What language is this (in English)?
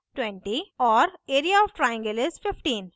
Hindi